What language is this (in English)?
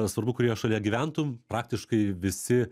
Lithuanian